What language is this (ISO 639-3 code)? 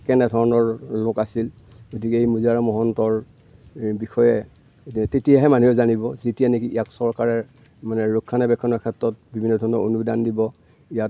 asm